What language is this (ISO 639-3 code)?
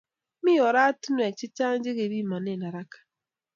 kln